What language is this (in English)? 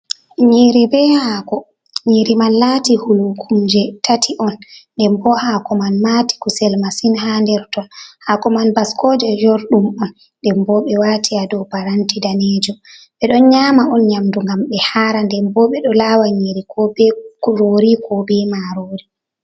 Fula